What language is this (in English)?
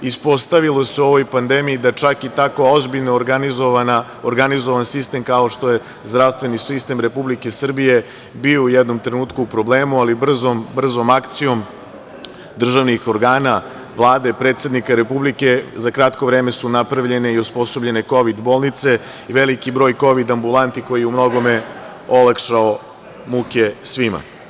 Serbian